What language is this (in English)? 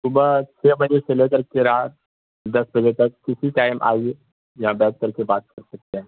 Urdu